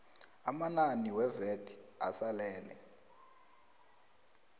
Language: South Ndebele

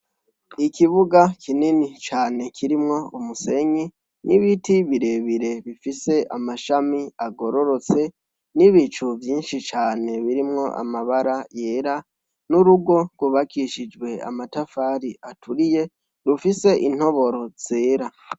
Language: Rundi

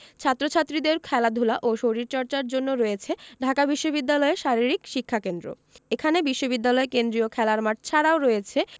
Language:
Bangla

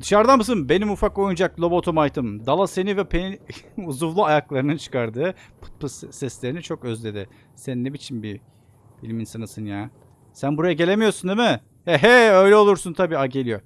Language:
Turkish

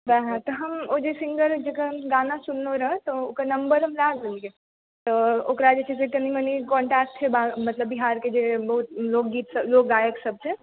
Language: Maithili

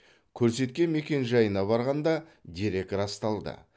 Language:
Kazakh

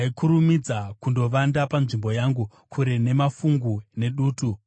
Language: Shona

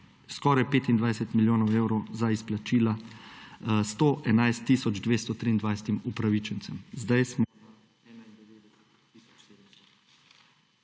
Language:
Slovenian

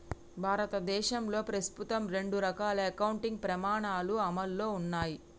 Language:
Telugu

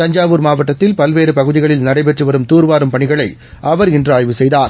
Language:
Tamil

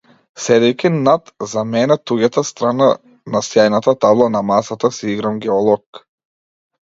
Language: Macedonian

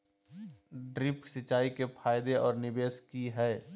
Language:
Magahi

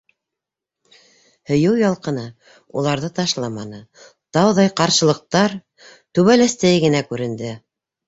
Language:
Bashkir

